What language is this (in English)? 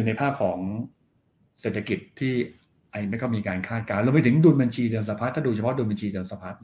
Thai